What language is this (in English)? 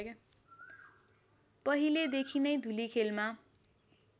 Nepali